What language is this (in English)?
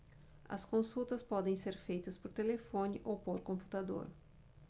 Portuguese